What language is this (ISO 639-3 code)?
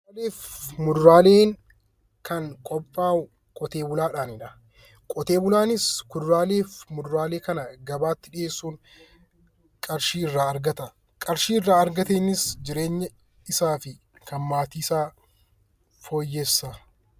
orm